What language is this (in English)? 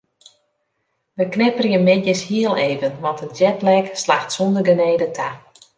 Western Frisian